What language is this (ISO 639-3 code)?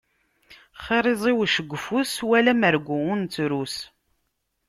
kab